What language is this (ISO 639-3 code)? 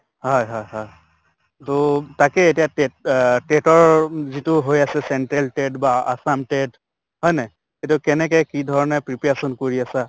asm